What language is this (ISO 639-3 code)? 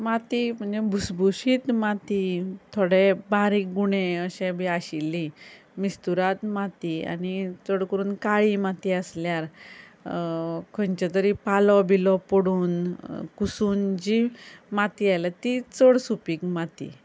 kok